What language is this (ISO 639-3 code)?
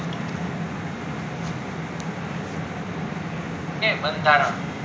guj